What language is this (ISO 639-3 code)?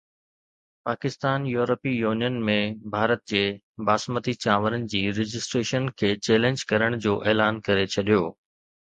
snd